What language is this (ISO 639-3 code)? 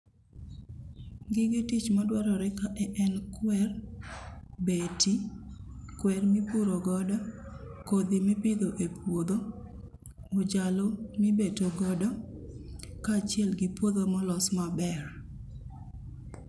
luo